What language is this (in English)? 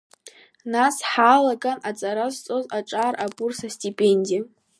Abkhazian